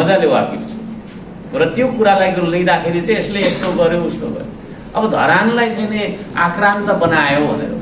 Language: Indonesian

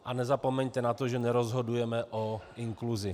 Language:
Czech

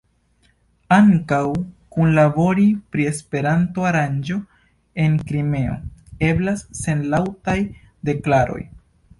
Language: Esperanto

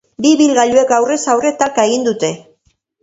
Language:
Basque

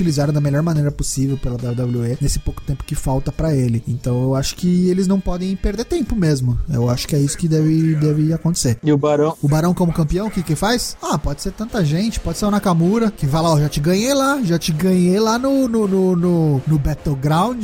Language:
Portuguese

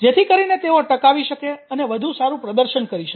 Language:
Gujarati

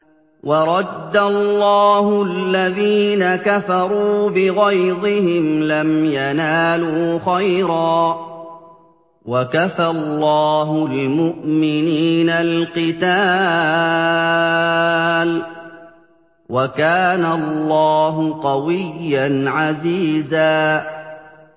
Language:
Arabic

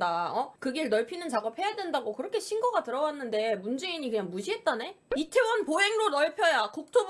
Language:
Korean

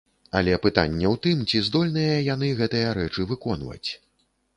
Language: Belarusian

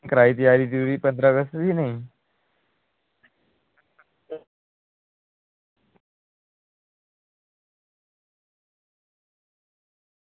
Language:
Dogri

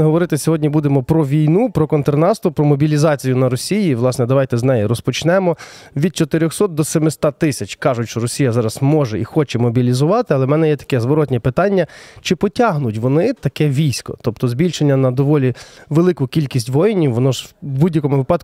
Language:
Ukrainian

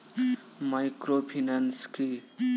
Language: Bangla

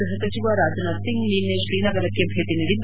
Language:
Kannada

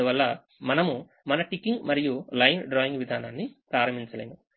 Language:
Telugu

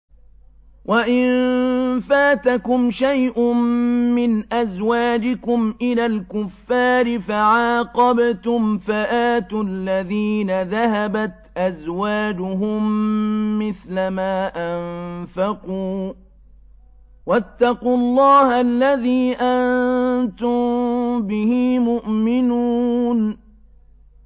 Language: Arabic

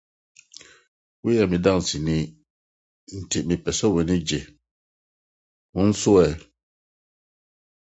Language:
Akan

